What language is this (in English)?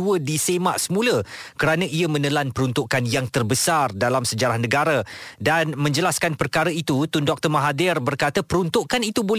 Malay